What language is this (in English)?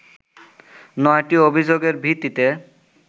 Bangla